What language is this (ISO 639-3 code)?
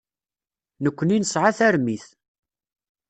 kab